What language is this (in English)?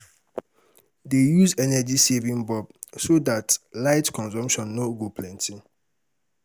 Nigerian Pidgin